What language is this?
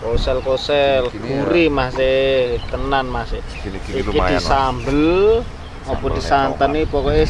Indonesian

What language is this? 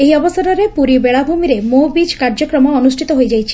Odia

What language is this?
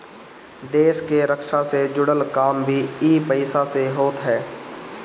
Bhojpuri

